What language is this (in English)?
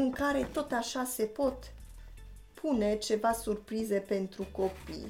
Romanian